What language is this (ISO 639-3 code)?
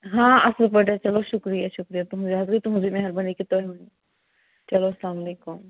kas